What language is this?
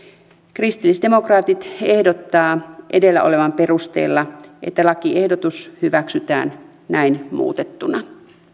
Finnish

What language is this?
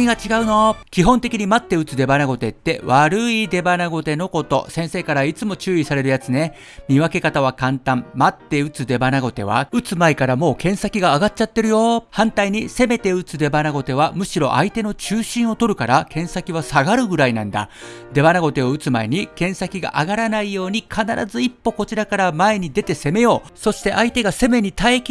Japanese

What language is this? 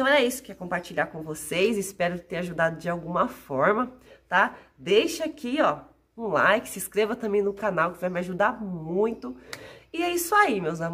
Portuguese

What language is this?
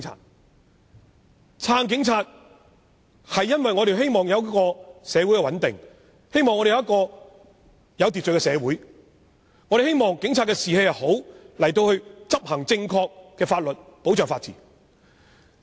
Cantonese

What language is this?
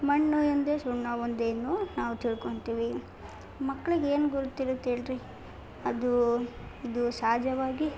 Kannada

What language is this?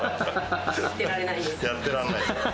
Japanese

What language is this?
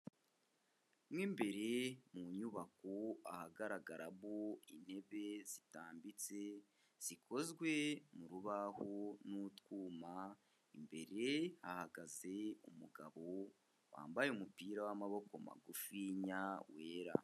Kinyarwanda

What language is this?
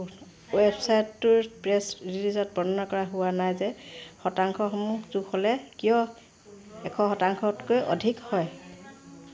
Assamese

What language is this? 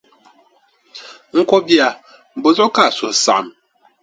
Dagbani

